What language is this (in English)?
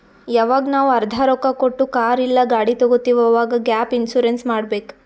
Kannada